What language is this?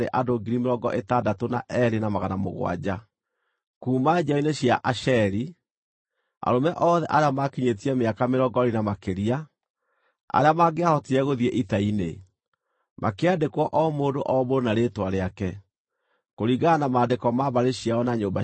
Kikuyu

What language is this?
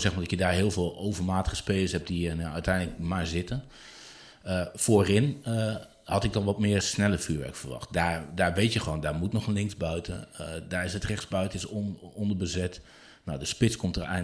Dutch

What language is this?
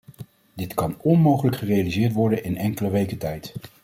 Dutch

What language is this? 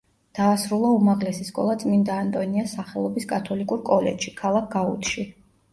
Georgian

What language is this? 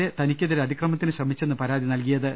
Malayalam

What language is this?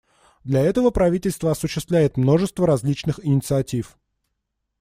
Russian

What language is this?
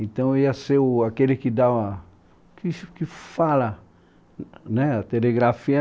Portuguese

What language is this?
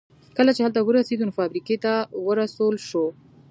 Pashto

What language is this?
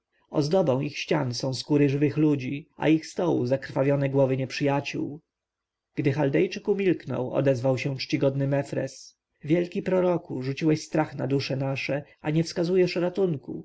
Polish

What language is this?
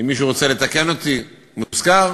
Hebrew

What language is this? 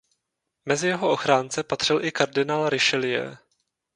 Czech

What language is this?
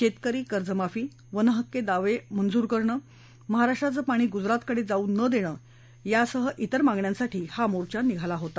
Marathi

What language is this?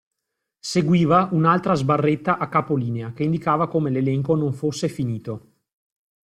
Italian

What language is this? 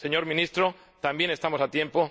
Spanish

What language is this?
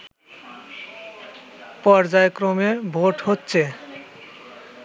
Bangla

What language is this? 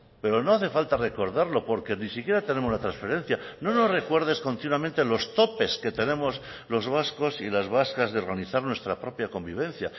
Spanish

